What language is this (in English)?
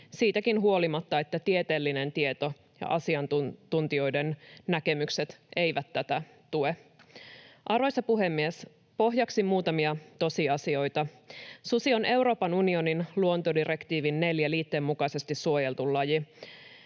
Finnish